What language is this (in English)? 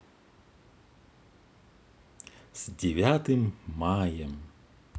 Russian